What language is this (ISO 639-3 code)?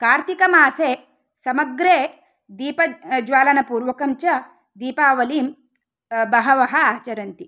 san